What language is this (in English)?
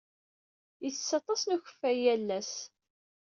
Kabyle